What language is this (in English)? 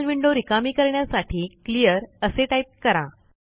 Marathi